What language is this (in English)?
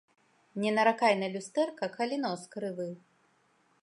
Belarusian